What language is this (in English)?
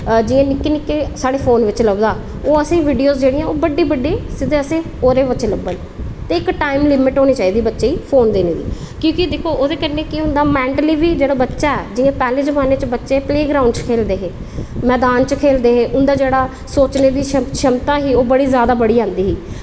Dogri